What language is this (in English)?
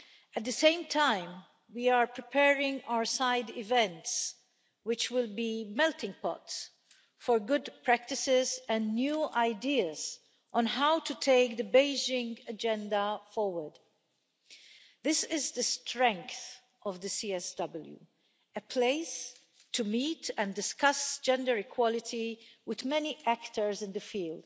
English